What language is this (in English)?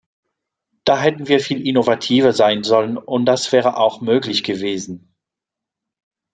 German